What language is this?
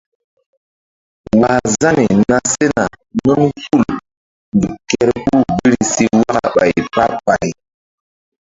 Mbum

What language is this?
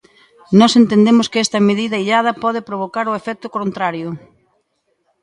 Galician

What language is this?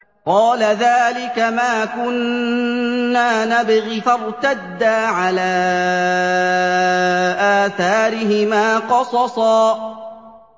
Arabic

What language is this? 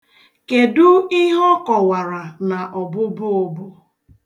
Igbo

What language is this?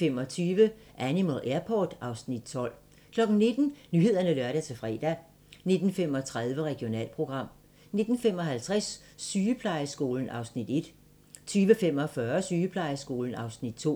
Danish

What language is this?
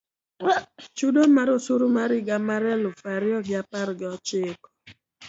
Luo (Kenya and Tanzania)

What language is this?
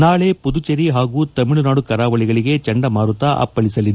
Kannada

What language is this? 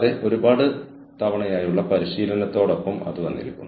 Malayalam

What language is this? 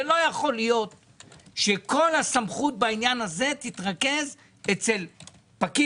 Hebrew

